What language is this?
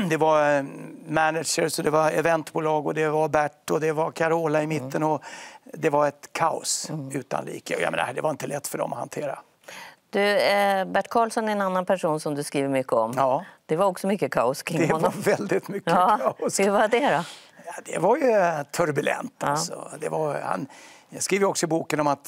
Swedish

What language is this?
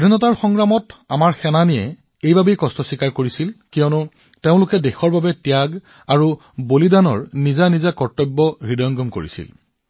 Assamese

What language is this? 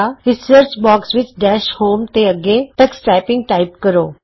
Punjabi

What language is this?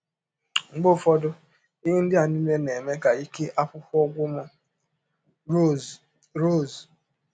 Igbo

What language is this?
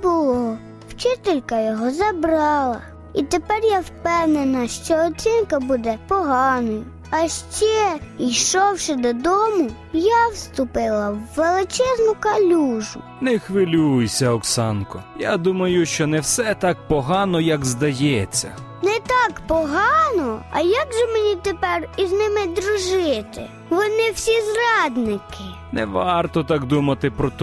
Ukrainian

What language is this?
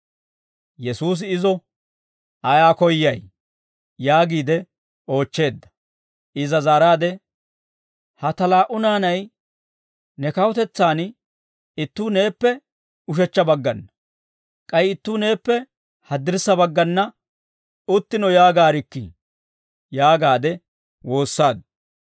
Dawro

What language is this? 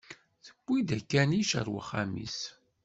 Kabyle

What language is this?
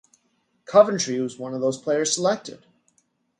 English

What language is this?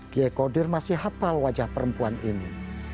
Indonesian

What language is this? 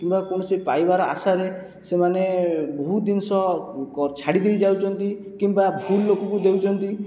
Odia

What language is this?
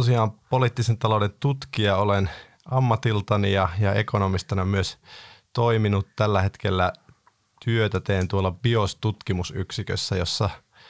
Finnish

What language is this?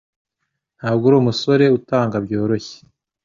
Kinyarwanda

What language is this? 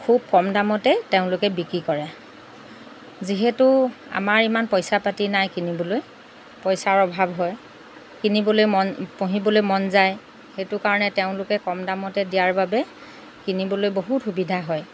Assamese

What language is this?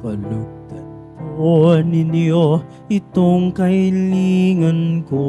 Filipino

